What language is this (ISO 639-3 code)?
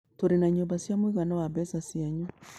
kik